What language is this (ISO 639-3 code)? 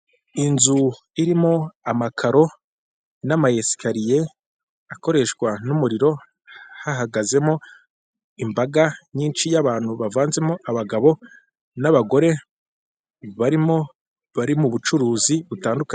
kin